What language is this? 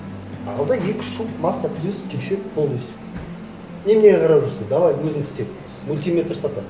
Kazakh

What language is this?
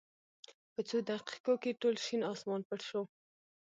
Pashto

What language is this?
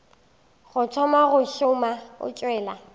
Northern Sotho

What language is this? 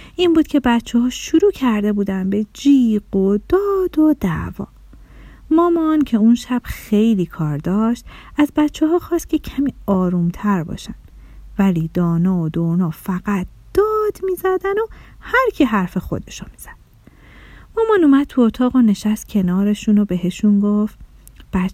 Persian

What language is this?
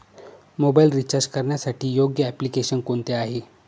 Marathi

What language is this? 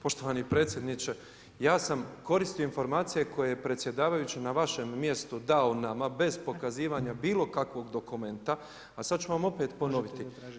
Croatian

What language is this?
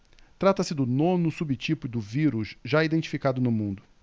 Portuguese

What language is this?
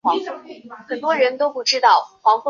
Chinese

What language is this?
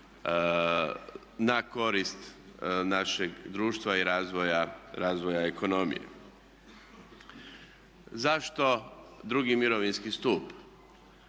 Croatian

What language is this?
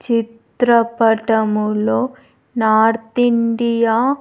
Telugu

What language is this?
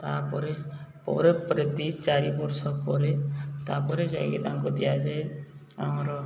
Odia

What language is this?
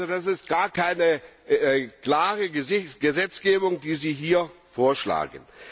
German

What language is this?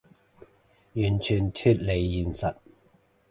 Cantonese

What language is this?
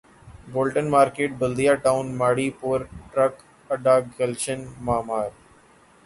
Urdu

